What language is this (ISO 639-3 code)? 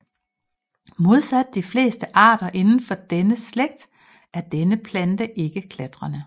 dan